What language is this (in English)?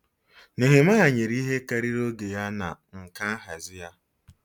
Igbo